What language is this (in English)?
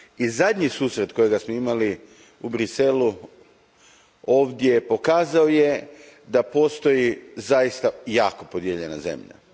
Croatian